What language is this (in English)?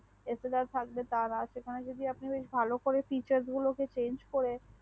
Bangla